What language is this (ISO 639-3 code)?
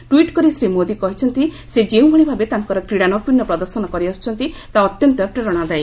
ori